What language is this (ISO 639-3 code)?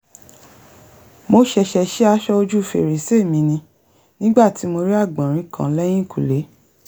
yor